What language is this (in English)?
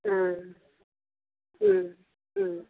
Nepali